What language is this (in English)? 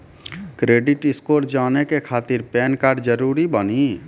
Maithili